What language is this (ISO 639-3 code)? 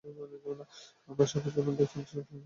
ben